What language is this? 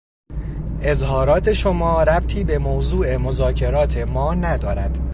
Persian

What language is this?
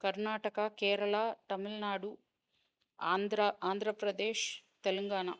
Sanskrit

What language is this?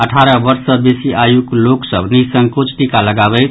Maithili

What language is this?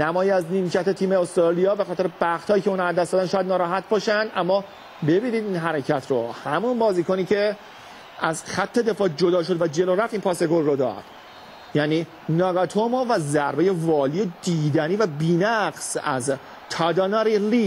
Persian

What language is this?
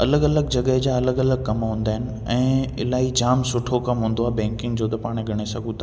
Sindhi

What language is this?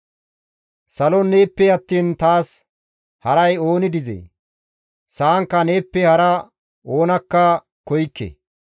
Gamo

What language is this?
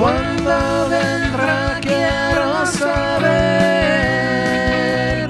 Spanish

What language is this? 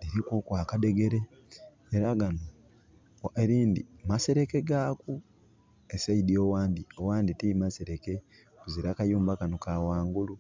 Soga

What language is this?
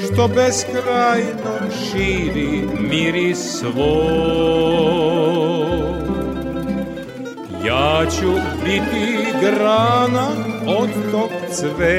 Croatian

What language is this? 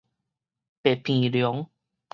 Min Nan Chinese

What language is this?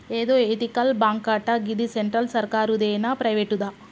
Telugu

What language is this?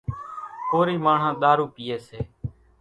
Kachi Koli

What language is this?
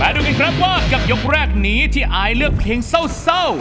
Thai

